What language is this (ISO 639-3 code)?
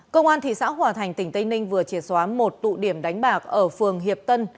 vie